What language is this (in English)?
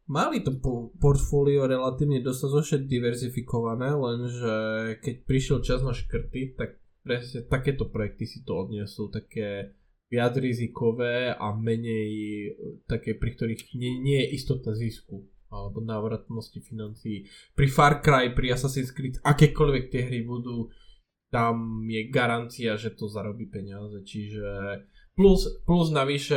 Slovak